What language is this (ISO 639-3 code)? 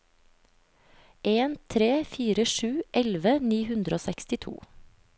nor